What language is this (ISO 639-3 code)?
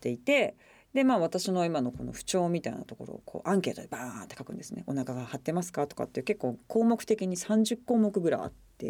jpn